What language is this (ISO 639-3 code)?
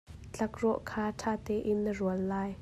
cnh